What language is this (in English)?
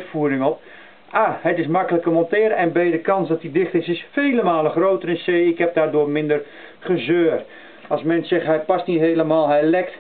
Dutch